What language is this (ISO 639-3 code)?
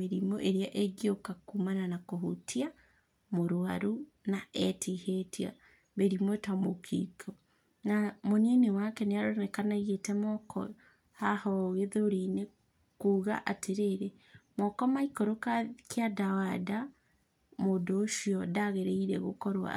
kik